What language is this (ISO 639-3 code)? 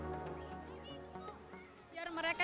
ind